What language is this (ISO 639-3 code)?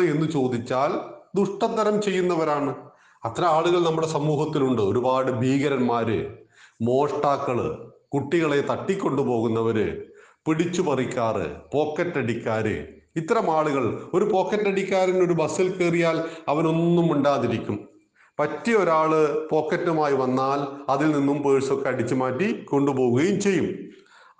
mal